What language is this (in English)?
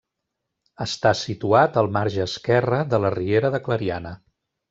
Catalan